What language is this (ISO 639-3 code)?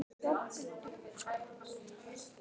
isl